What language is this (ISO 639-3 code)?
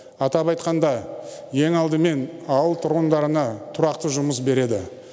kaz